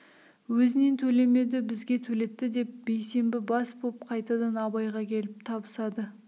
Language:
Kazakh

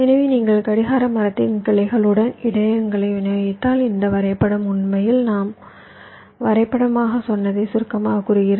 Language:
Tamil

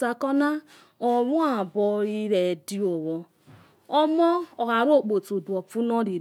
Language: Yekhee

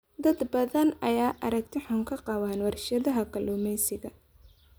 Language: Somali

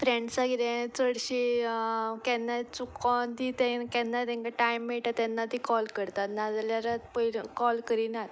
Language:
Konkani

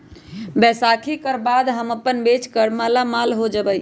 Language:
Magahi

